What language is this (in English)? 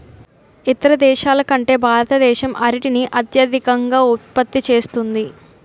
Telugu